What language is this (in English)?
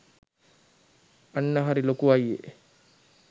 Sinhala